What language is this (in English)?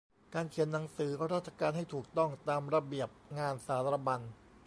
Thai